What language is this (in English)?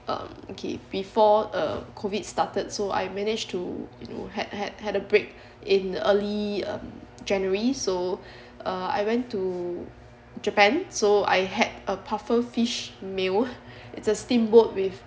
English